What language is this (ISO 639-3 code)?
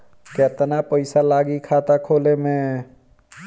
bho